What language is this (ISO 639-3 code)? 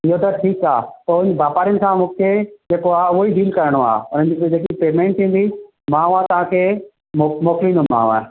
snd